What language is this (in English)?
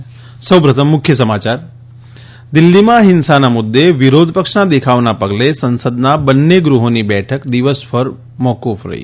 Gujarati